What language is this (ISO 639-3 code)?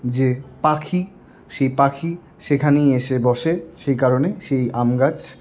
ben